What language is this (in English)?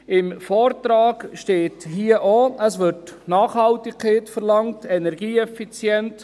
Swiss German